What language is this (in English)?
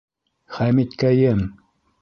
Bashkir